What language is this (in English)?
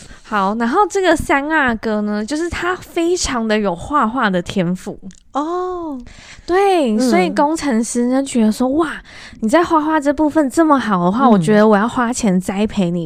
Chinese